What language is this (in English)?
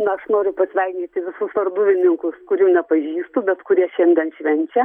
Lithuanian